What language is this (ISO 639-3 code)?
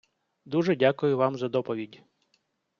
ukr